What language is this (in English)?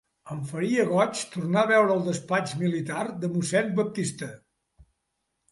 Catalan